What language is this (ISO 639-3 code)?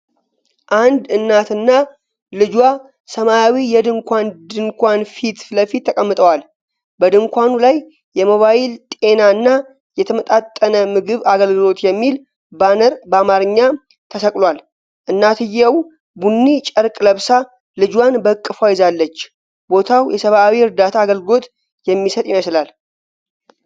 amh